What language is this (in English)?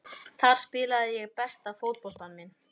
Icelandic